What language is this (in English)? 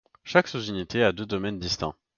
French